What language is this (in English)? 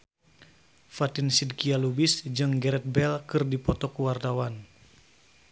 Sundanese